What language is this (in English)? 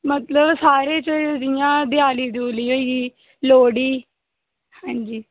Dogri